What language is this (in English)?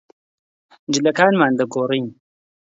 Central Kurdish